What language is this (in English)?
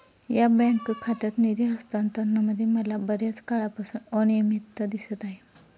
Marathi